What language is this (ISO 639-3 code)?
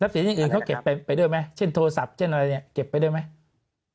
tha